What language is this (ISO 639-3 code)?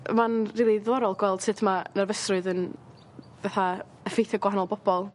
cym